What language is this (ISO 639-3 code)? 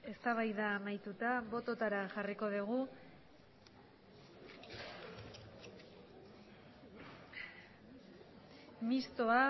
eus